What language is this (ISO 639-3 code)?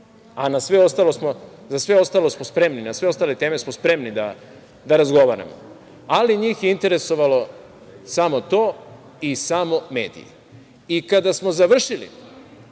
srp